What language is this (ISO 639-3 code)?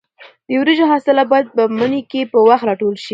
pus